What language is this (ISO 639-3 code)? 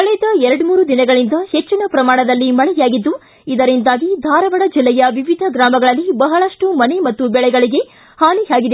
kan